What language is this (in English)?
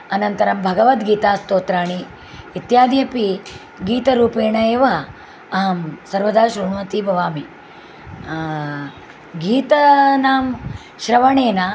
Sanskrit